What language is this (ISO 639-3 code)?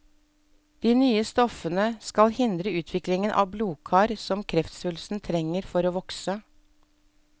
nor